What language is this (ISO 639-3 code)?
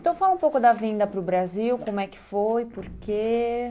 por